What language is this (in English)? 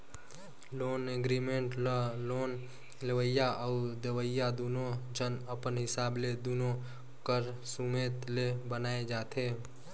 Chhattisgarhi